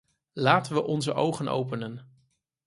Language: Dutch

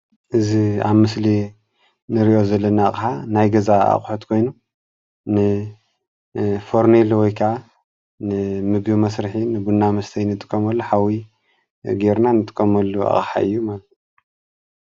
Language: Tigrinya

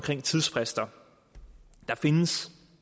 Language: Danish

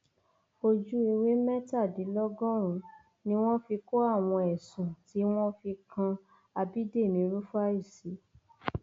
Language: Yoruba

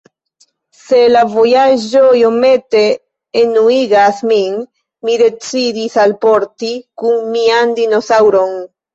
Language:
Esperanto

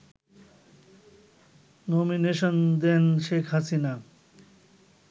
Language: Bangla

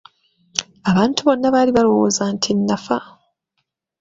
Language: Ganda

